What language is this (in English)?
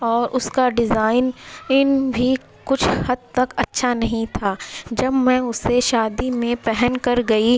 Urdu